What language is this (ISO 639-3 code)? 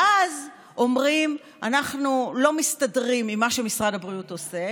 heb